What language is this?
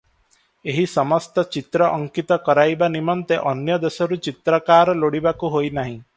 Odia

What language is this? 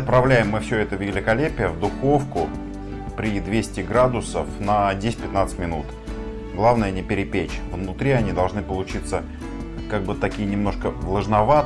Russian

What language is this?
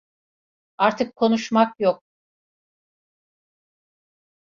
Turkish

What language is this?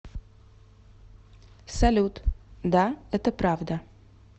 Russian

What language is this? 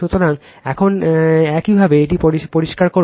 Bangla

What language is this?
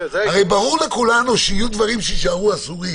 Hebrew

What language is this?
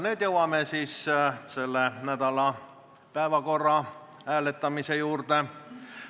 Estonian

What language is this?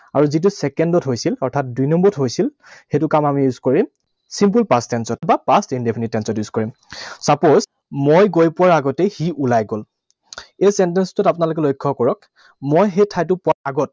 Assamese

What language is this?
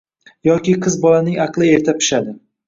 Uzbek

